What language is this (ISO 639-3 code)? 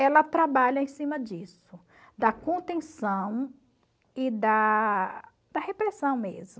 por